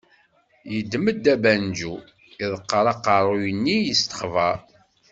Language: Kabyle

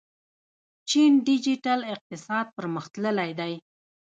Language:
Pashto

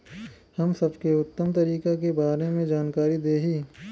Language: Bhojpuri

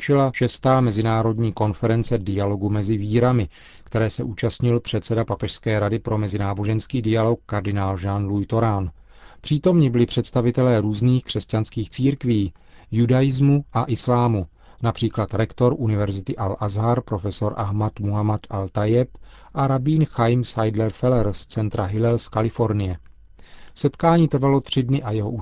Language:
Czech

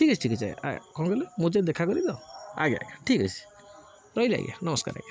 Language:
Odia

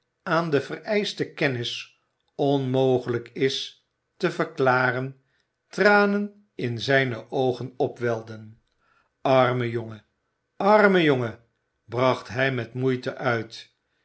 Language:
Dutch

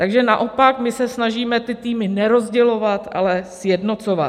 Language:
Czech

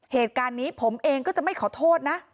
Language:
Thai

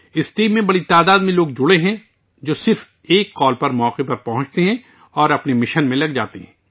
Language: Urdu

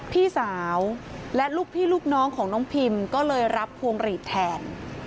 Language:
Thai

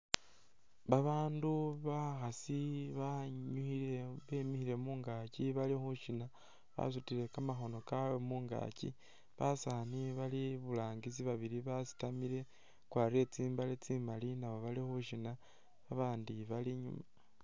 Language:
Masaaba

